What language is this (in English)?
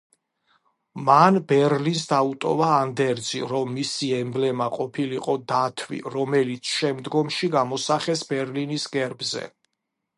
Georgian